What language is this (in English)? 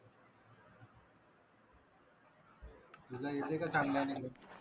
Marathi